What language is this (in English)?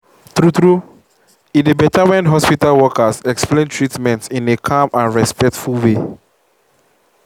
Nigerian Pidgin